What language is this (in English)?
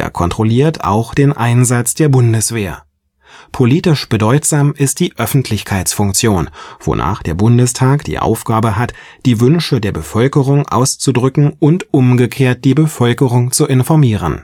German